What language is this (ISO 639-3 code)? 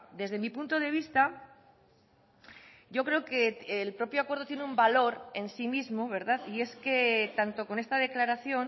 spa